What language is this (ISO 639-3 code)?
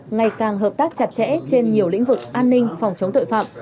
vie